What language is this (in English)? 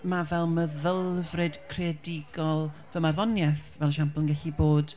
Welsh